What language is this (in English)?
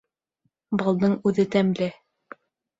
Bashkir